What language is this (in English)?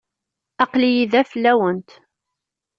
Kabyle